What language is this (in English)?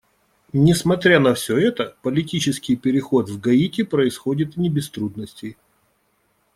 Russian